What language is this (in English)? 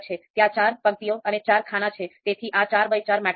Gujarati